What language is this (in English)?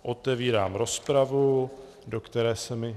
Czech